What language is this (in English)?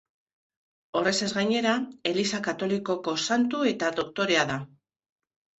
Basque